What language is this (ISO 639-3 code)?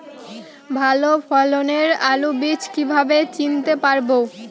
ben